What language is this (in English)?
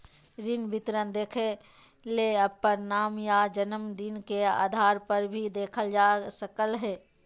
Magahi